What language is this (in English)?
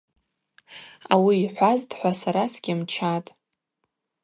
Abaza